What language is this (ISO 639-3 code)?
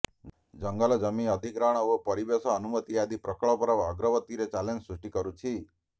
ori